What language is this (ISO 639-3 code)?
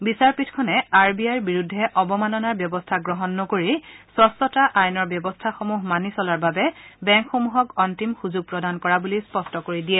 asm